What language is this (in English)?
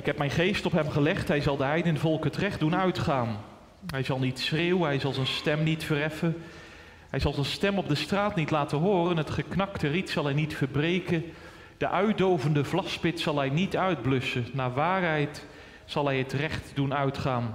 Dutch